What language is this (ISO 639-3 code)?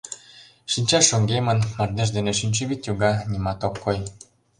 chm